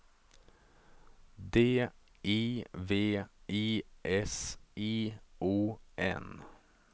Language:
Swedish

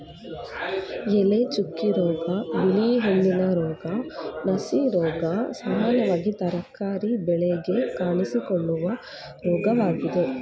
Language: Kannada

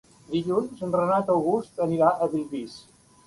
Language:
Catalan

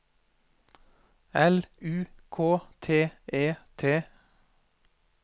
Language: Norwegian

